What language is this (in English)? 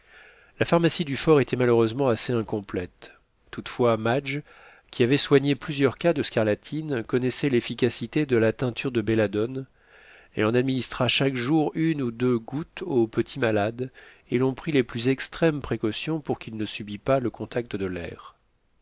French